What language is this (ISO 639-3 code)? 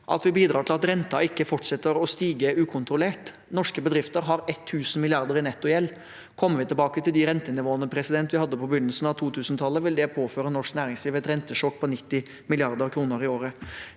nor